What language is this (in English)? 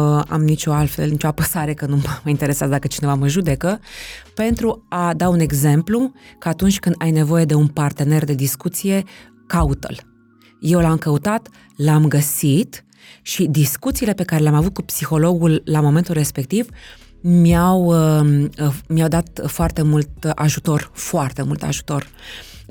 Romanian